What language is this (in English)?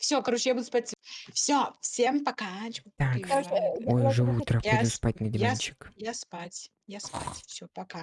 Russian